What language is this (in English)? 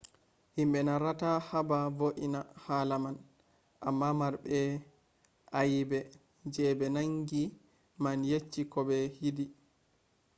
Fula